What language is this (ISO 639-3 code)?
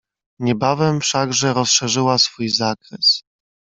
pol